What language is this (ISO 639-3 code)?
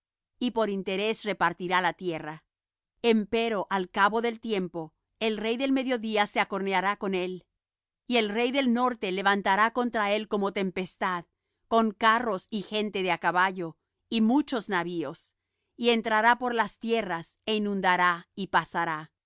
spa